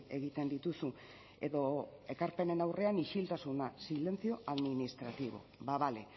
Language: Basque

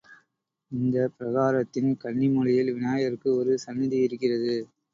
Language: Tamil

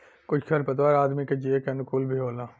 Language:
Bhojpuri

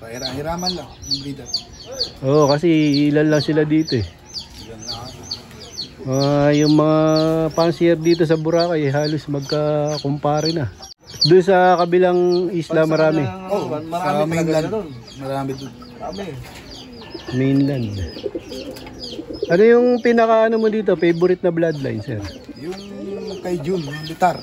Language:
Filipino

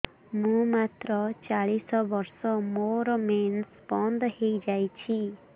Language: Odia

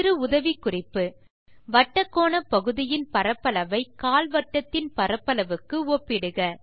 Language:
Tamil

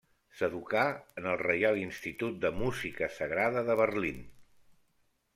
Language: Catalan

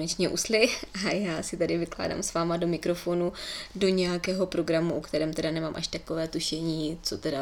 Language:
Czech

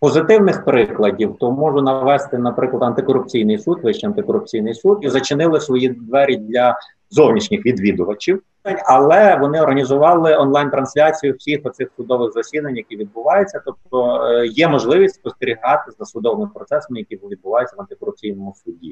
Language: Ukrainian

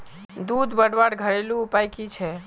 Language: Magahi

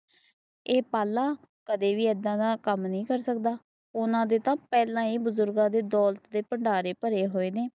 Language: Punjabi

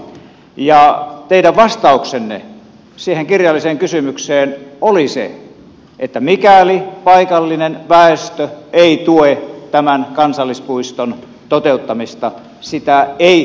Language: Finnish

